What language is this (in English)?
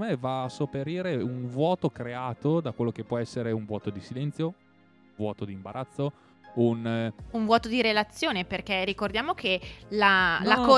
Italian